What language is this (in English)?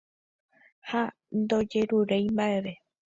Guarani